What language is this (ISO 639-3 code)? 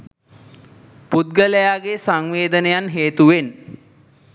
sin